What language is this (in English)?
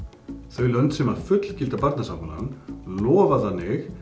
Icelandic